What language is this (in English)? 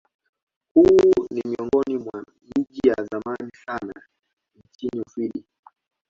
Swahili